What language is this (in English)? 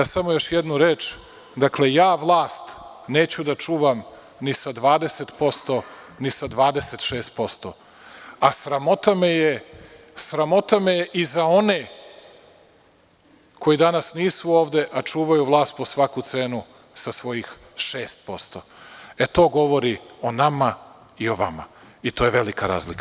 Serbian